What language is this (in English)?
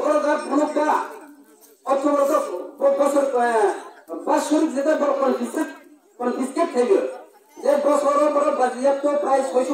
Arabic